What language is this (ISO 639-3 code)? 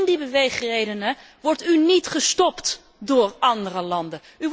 nld